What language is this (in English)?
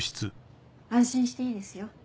Japanese